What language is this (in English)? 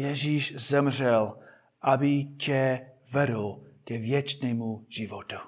Czech